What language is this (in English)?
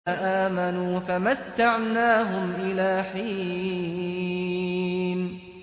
Arabic